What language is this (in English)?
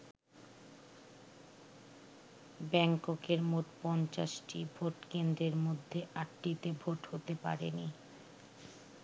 Bangla